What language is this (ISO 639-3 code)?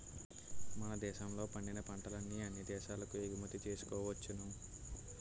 tel